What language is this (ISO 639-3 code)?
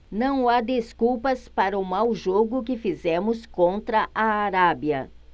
por